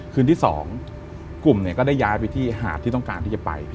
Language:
Thai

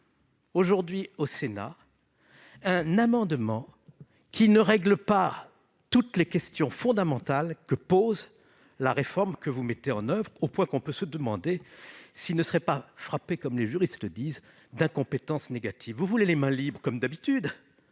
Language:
French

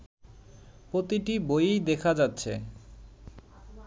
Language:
Bangla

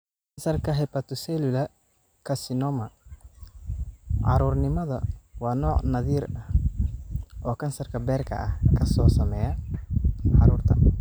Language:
Somali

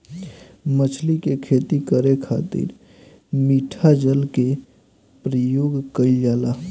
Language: Bhojpuri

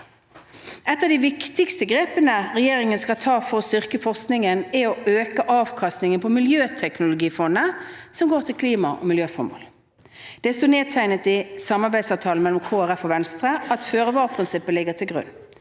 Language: Norwegian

